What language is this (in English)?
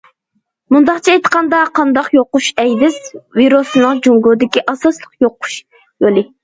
Uyghur